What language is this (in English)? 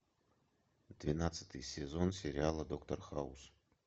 Russian